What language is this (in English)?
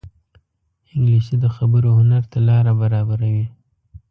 Pashto